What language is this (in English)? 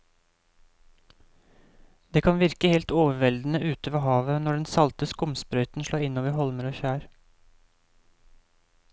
Norwegian